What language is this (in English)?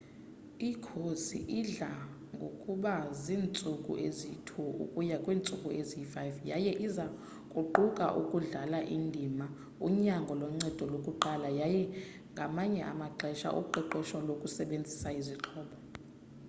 Xhosa